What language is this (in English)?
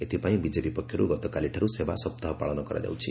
Odia